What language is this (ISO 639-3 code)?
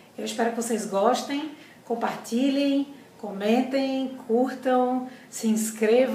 por